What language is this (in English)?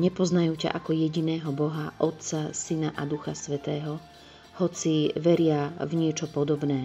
Slovak